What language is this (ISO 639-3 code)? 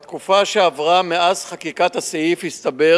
heb